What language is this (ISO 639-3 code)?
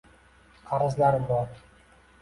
uzb